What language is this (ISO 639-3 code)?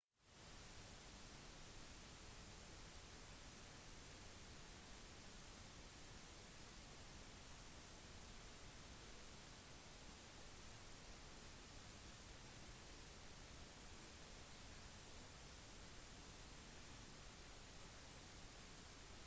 nob